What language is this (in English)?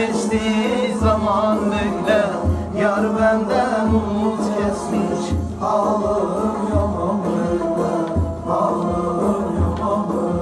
Turkish